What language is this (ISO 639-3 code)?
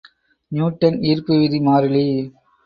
tam